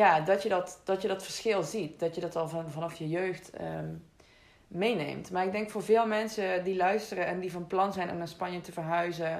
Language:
Dutch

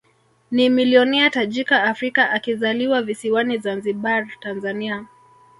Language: Swahili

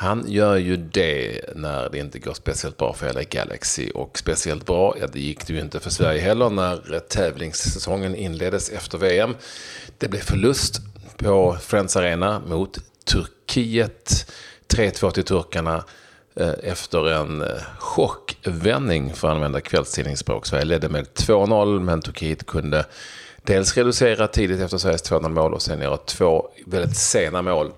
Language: Swedish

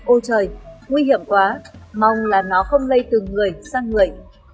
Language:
Vietnamese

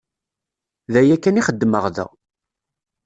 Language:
Kabyle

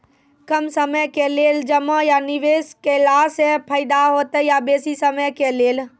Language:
Maithili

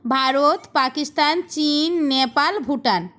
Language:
Bangla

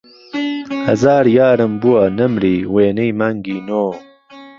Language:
Central Kurdish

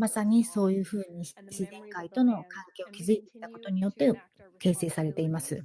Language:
Japanese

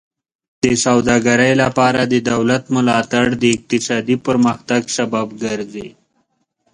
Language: Pashto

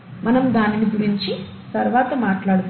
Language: Telugu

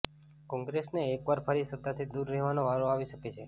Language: Gujarati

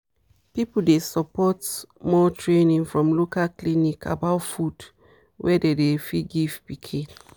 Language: Nigerian Pidgin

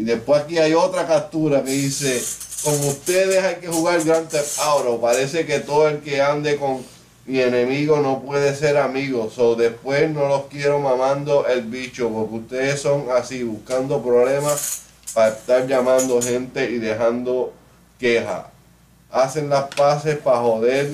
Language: Spanish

